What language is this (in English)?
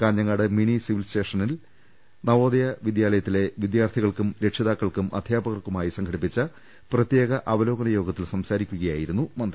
Malayalam